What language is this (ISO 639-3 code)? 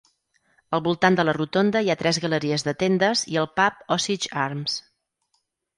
cat